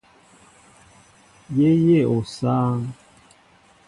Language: Mbo (Cameroon)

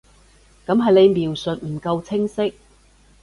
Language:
Cantonese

